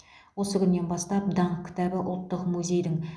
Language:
Kazakh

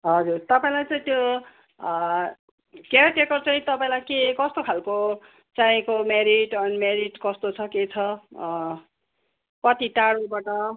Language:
Nepali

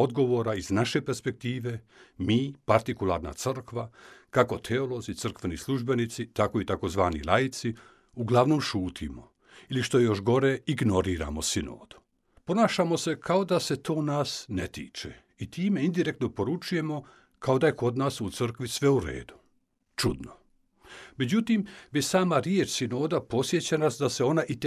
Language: Croatian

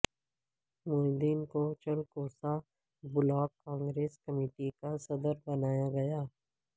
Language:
Urdu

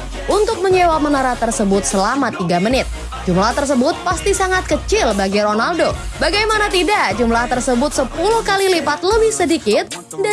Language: Indonesian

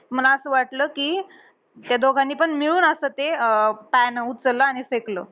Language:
Marathi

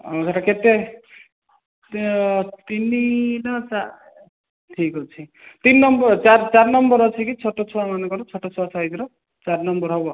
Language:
Odia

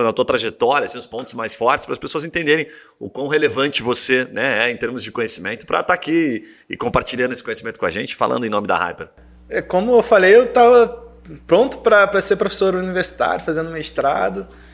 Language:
Portuguese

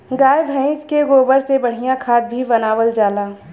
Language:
Bhojpuri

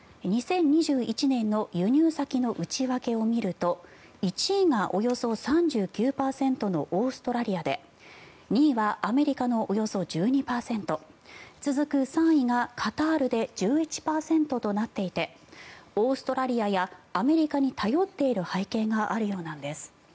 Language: Japanese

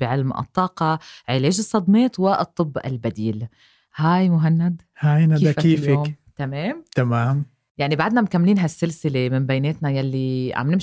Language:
Arabic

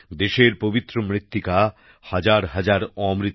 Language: Bangla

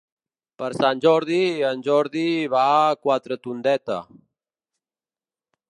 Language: Catalan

